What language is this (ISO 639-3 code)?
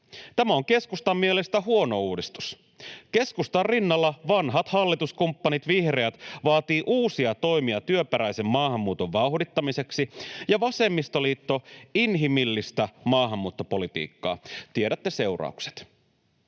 fin